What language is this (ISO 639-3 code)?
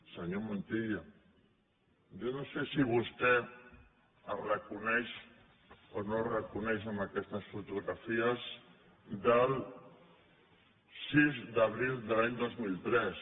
cat